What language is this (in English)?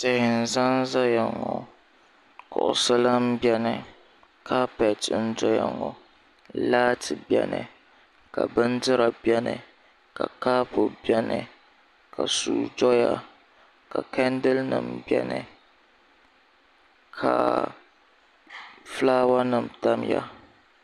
Dagbani